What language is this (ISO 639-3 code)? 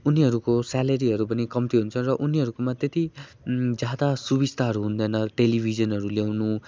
nep